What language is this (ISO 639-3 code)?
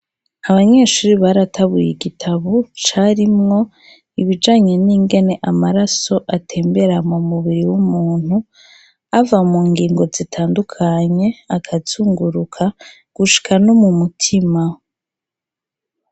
run